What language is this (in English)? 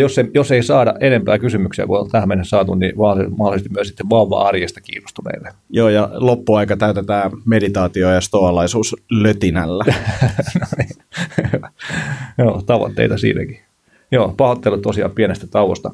Finnish